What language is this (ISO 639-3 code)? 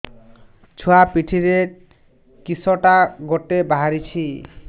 ori